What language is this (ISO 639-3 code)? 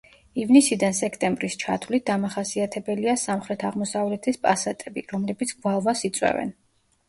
kat